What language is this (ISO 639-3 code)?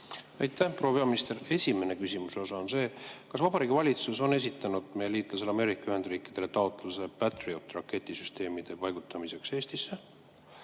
est